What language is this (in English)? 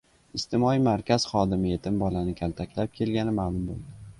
Uzbek